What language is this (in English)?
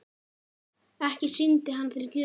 Icelandic